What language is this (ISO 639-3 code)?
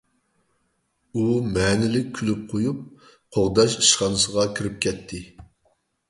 uig